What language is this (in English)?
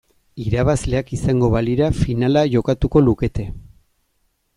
Basque